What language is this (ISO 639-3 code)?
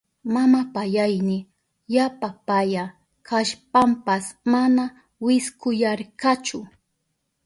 qup